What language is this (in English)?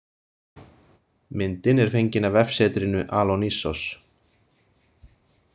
Icelandic